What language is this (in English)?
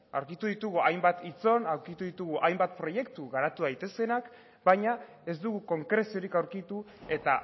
Basque